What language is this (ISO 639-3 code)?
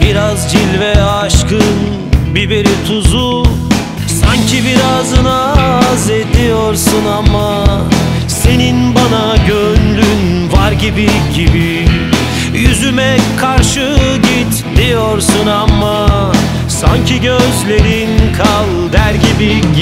tur